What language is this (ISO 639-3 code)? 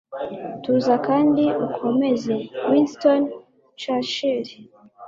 kin